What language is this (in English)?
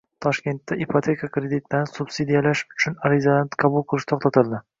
Uzbek